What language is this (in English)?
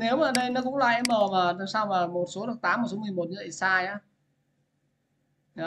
Vietnamese